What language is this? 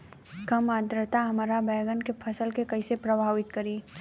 Bhojpuri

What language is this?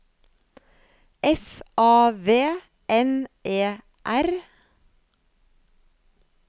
Norwegian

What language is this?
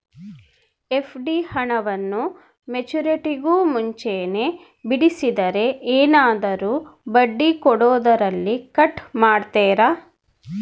Kannada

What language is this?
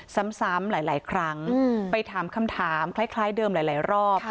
Thai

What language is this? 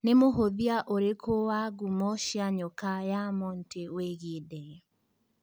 Kikuyu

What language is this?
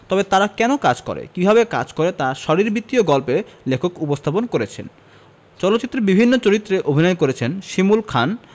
Bangla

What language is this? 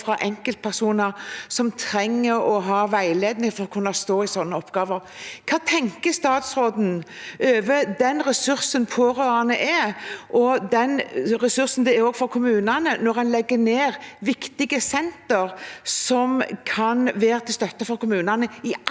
Norwegian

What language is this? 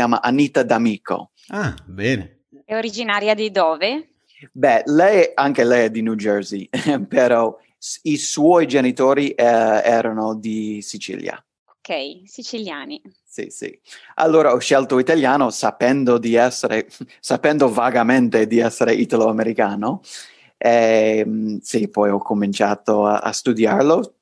Italian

